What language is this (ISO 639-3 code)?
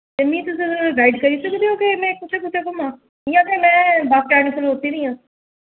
doi